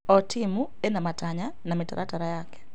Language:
Kikuyu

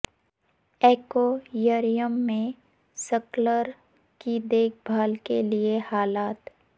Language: Urdu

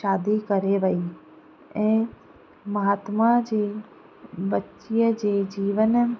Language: Sindhi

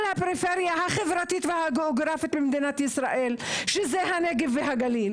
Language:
Hebrew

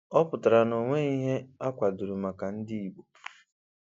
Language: Igbo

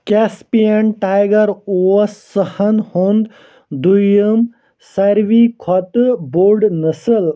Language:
Kashmiri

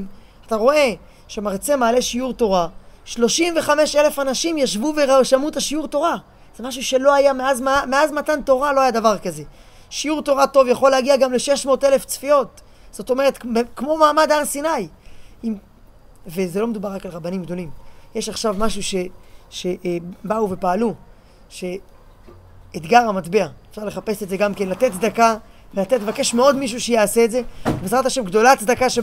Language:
Hebrew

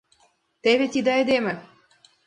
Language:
Mari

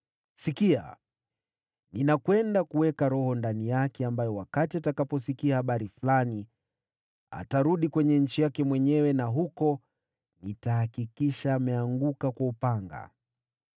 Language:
Swahili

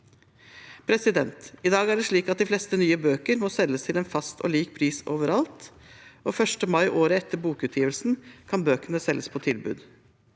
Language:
Norwegian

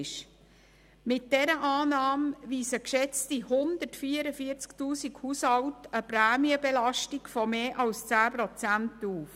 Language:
Swiss German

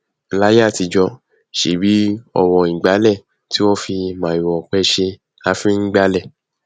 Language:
Yoruba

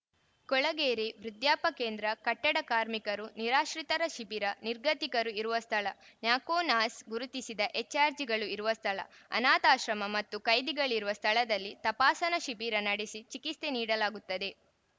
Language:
Kannada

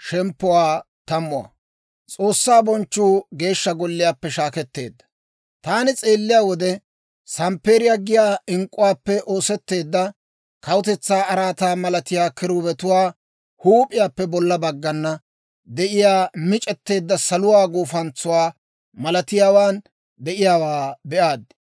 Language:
Dawro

